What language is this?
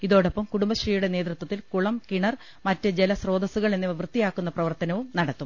Malayalam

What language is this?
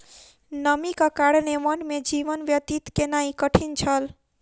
Maithili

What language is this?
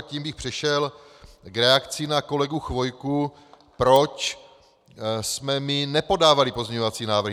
Czech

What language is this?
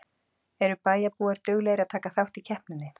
Icelandic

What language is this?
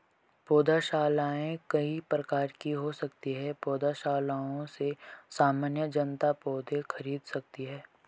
Hindi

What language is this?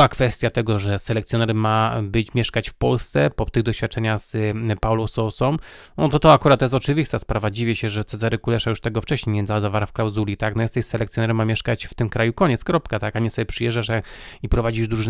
Polish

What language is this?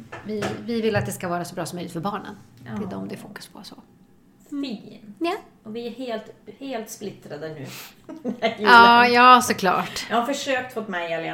Swedish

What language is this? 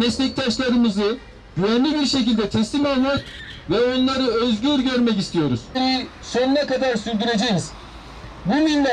Turkish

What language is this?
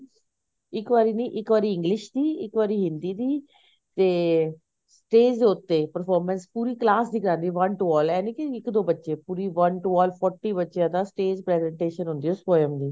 Punjabi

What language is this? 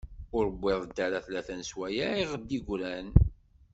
Kabyle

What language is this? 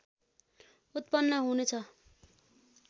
Nepali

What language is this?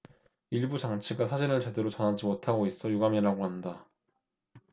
Korean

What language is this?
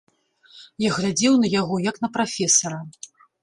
Belarusian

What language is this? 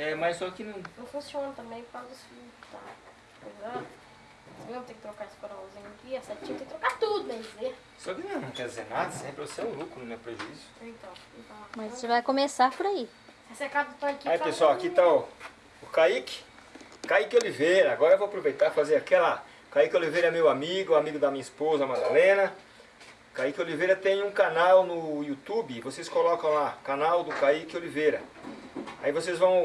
Portuguese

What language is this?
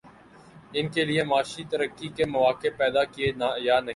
Urdu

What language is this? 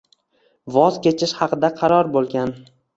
Uzbek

